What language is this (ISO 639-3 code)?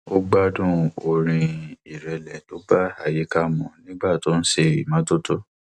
yor